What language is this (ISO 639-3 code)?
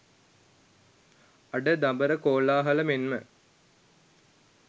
sin